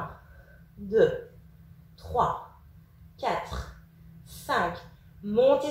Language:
French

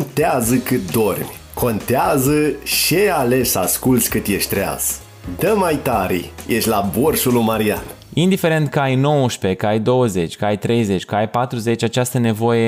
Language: Romanian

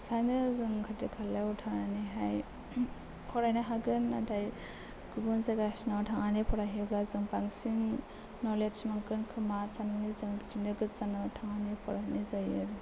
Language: Bodo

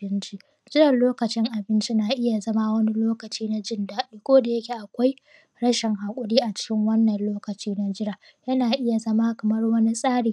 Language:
Hausa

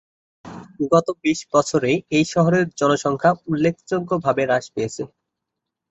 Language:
Bangla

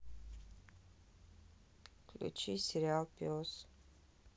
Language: Russian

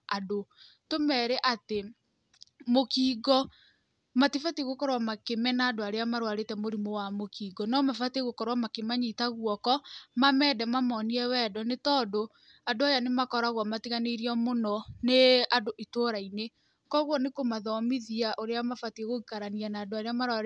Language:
Kikuyu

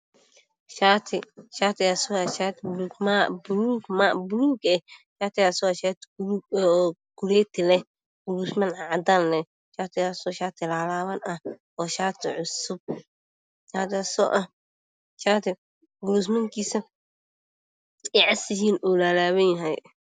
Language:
Somali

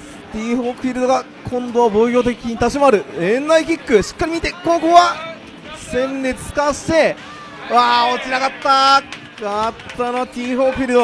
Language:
Japanese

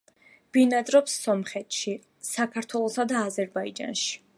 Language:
Georgian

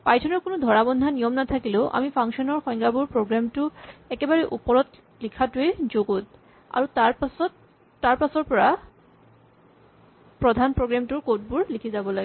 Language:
Assamese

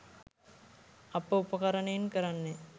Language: Sinhala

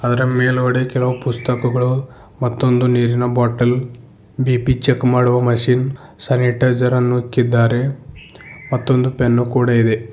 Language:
Kannada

